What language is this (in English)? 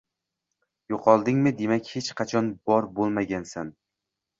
Uzbek